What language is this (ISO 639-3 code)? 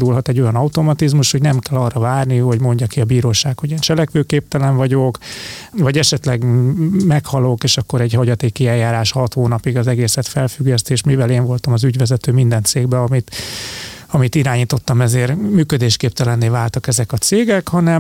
hun